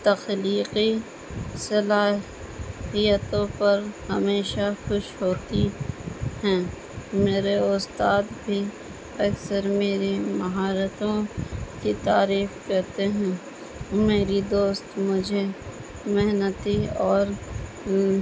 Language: Urdu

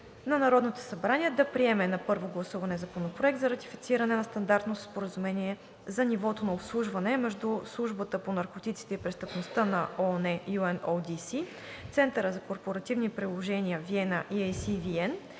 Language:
Bulgarian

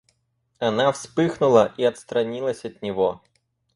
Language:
Russian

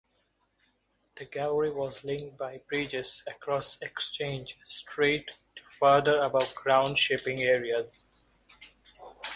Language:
English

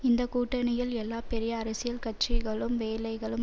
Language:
Tamil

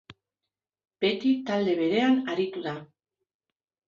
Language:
Basque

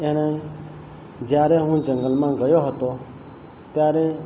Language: Gujarati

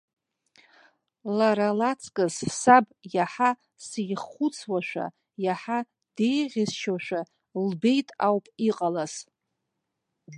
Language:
Abkhazian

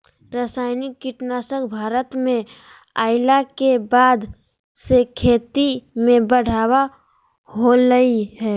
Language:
Magahi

